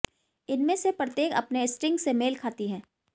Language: Hindi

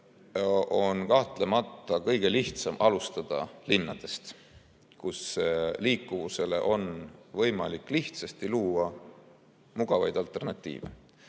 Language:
Estonian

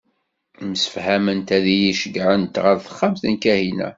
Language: Kabyle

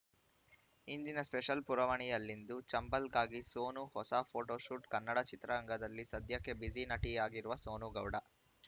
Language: Kannada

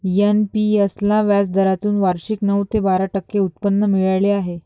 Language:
Marathi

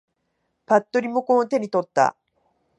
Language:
Japanese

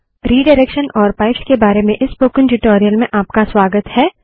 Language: Hindi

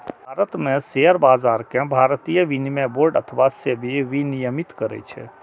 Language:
Maithili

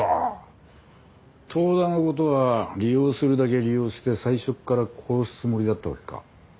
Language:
Japanese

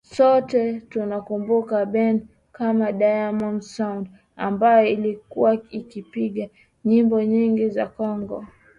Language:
Swahili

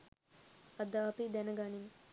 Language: Sinhala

